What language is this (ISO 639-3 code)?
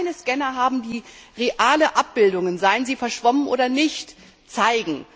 deu